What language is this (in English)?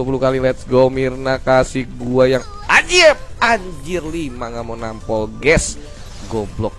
Indonesian